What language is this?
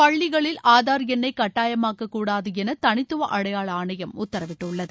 Tamil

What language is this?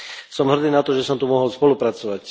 Slovak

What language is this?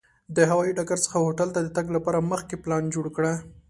Pashto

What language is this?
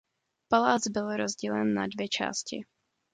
Czech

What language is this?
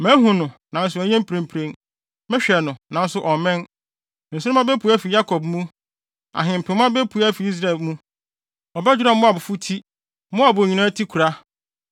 Akan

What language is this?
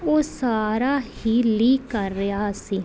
Punjabi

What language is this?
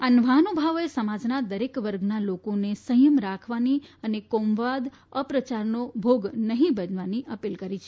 Gujarati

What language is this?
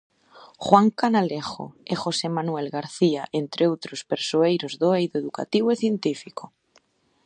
Galician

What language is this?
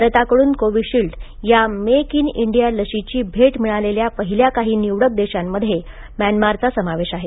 Marathi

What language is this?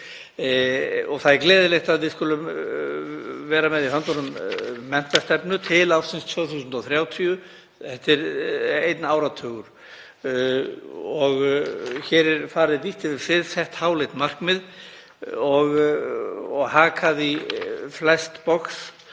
Icelandic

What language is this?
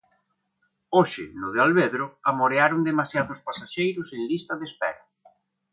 Galician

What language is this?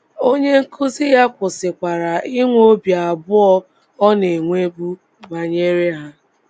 Igbo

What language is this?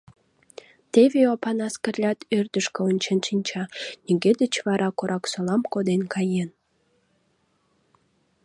Mari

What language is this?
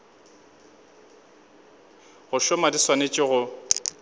Northern Sotho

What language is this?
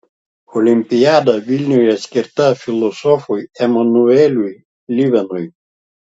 Lithuanian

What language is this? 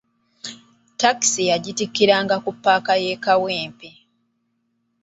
Ganda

